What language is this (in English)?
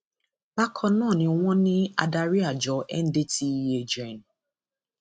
Yoruba